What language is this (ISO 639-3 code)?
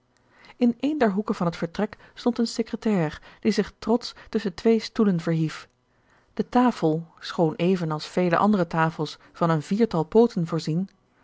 nld